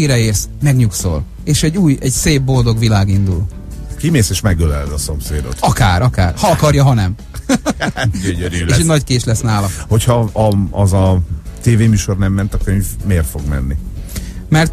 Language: Hungarian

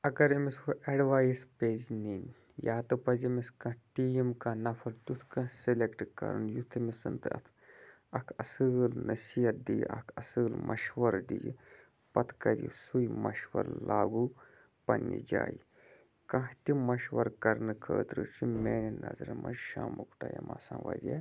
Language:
Kashmiri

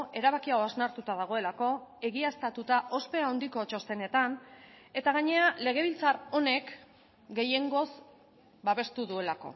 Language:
Basque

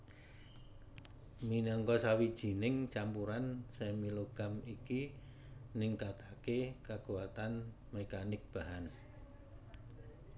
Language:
Javanese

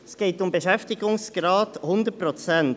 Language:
Swiss German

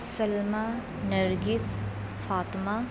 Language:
Urdu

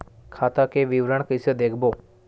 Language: Chhattisgarhi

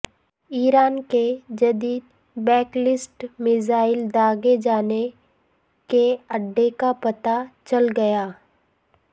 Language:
Urdu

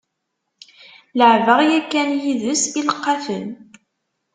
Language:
Kabyle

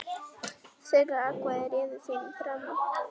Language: Icelandic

